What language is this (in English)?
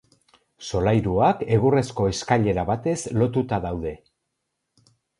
Basque